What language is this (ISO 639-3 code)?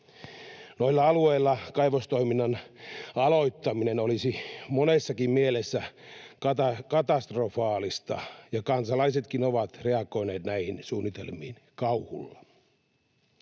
fin